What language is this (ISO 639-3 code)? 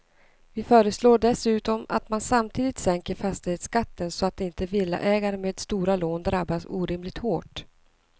swe